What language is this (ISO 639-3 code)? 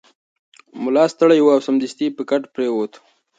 pus